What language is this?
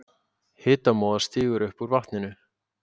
Icelandic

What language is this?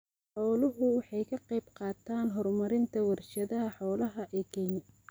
Somali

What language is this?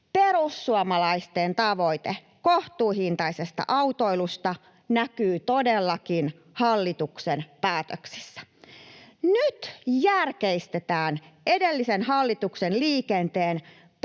Finnish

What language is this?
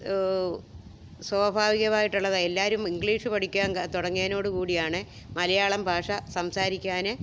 Malayalam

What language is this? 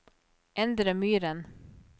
Norwegian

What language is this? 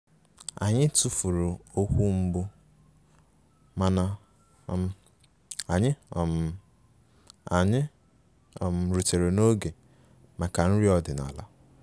Igbo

